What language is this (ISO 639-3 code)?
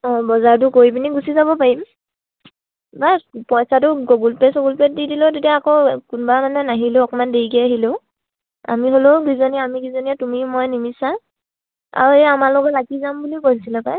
asm